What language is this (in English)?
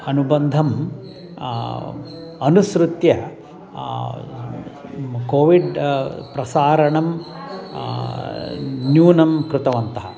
Sanskrit